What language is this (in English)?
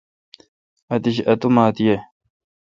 Kalkoti